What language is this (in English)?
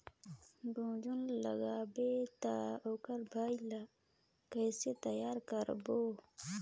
Chhattisgarhi